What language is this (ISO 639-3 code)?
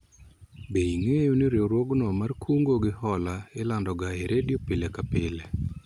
luo